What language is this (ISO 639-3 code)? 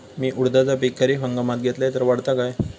mar